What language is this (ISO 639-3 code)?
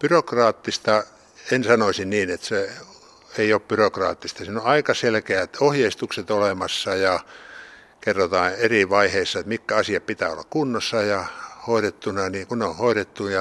fin